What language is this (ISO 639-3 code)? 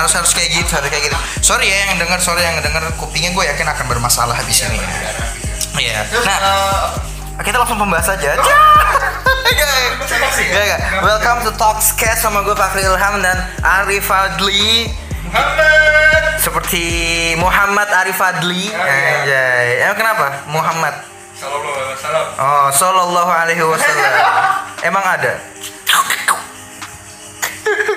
ind